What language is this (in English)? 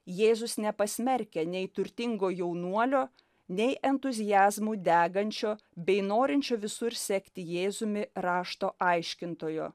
Lithuanian